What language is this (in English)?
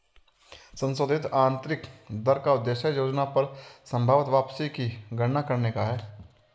Hindi